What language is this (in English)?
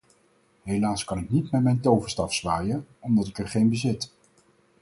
Dutch